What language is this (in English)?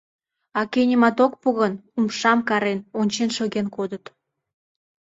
Mari